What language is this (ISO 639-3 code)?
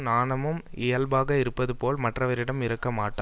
tam